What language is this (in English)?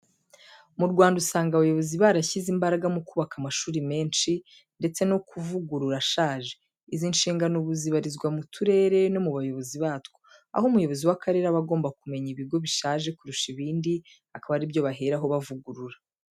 Kinyarwanda